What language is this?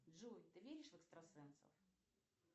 Russian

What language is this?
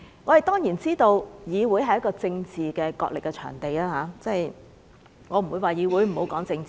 Cantonese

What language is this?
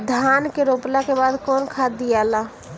Bhojpuri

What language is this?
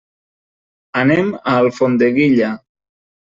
Catalan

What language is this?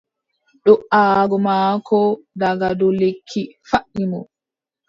Adamawa Fulfulde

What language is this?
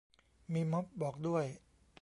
Thai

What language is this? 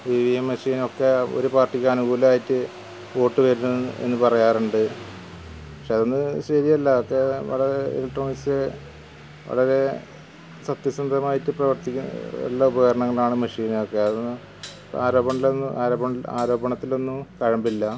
Malayalam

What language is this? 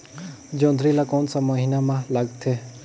Chhattisgarhi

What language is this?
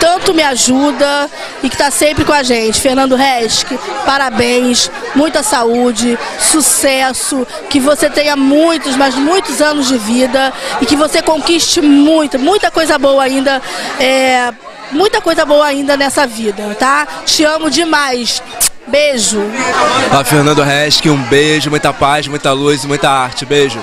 Portuguese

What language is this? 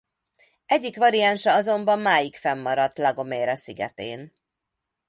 Hungarian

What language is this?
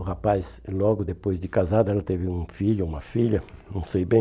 Portuguese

